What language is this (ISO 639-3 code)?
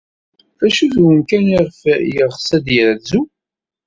kab